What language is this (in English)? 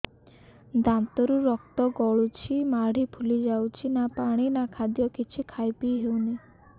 Odia